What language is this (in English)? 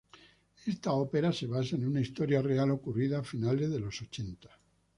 Spanish